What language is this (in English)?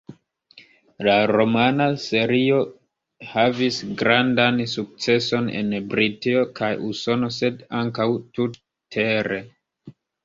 Esperanto